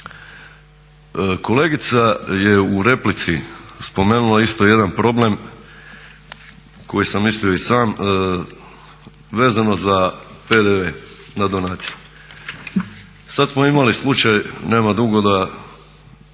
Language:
Croatian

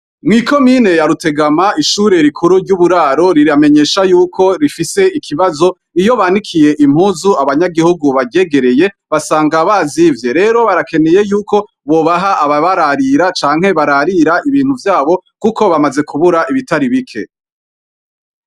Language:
Rundi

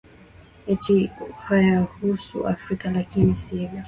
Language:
Swahili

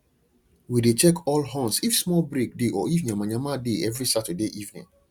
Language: Nigerian Pidgin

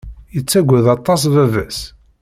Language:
Kabyle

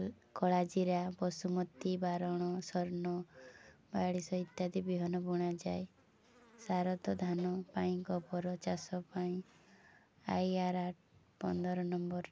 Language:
Odia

